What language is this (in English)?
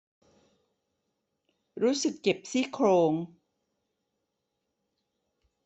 Thai